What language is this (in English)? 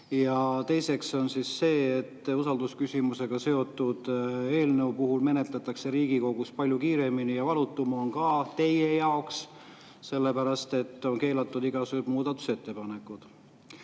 Estonian